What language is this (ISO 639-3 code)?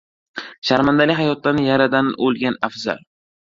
uzb